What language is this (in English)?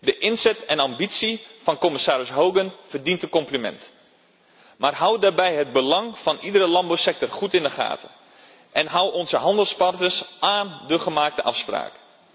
Dutch